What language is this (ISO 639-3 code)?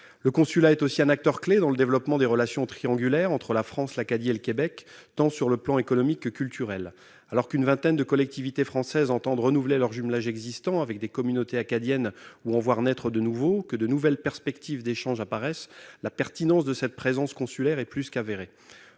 fra